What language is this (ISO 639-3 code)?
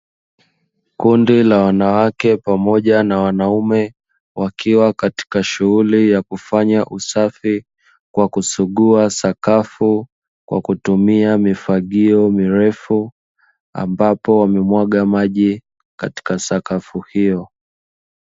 swa